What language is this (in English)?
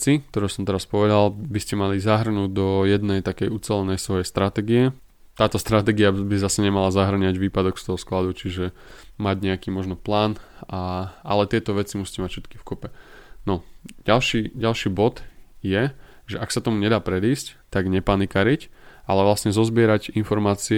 Slovak